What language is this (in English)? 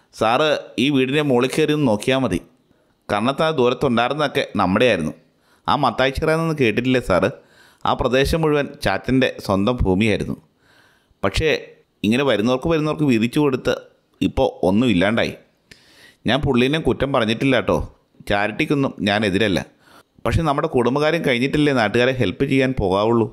Malayalam